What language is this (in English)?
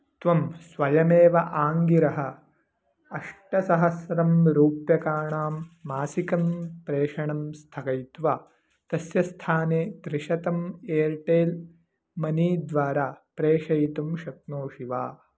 Sanskrit